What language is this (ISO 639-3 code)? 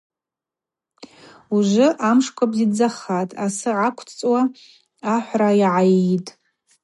abq